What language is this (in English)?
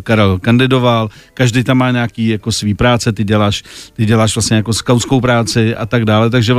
Czech